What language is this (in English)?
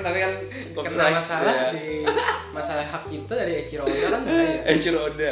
Indonesian